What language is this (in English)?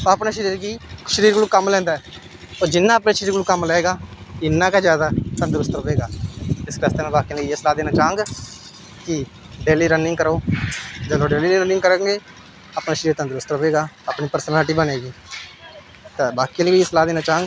Dogri